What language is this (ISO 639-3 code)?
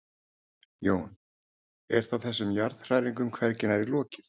isl